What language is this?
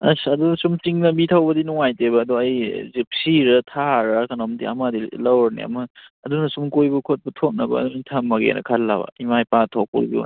Manipuri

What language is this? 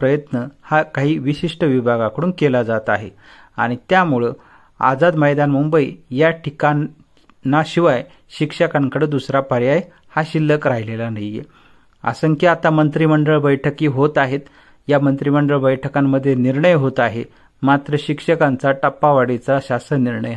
Marathi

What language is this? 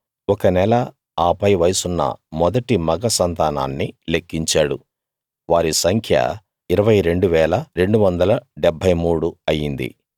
Telugu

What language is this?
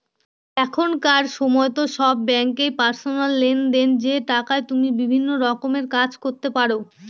Bangla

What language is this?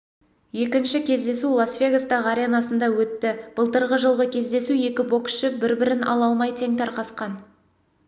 Kazakh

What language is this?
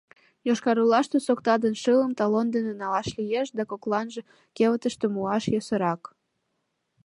Mari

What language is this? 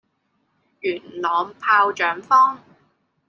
Cantonese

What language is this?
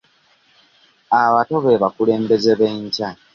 Ganda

